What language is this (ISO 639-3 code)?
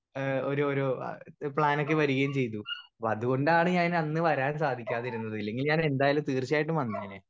mal